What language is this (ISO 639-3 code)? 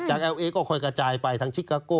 tha